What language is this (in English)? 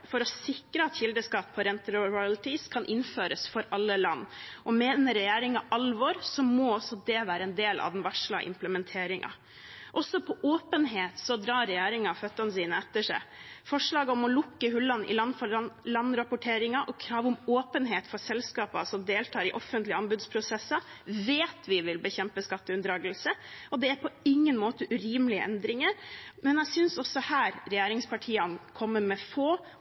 Norwegian Bokmål